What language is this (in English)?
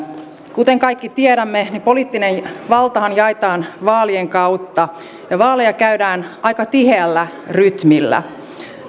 Finnish